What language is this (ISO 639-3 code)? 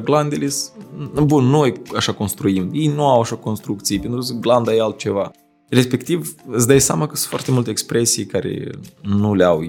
ron